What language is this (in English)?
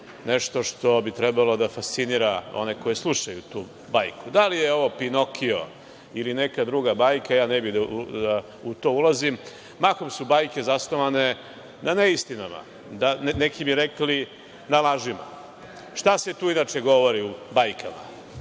Serbian